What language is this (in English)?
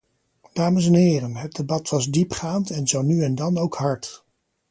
Dutch